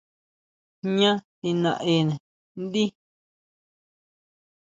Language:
Huautla Mazatec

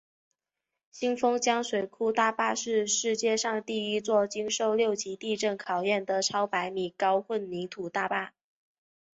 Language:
Chinese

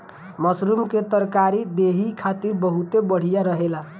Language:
Bhojpuri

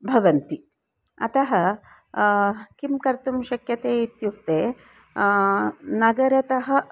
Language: Sanskrit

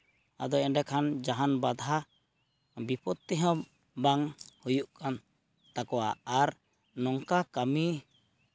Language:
Santali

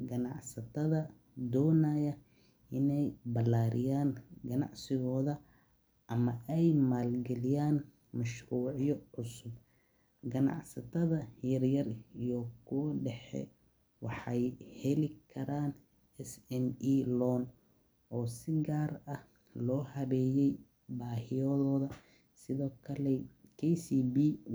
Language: Somali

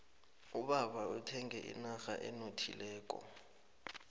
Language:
South Ndebele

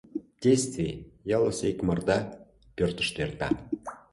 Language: Mari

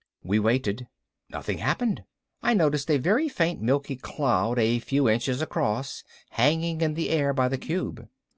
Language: English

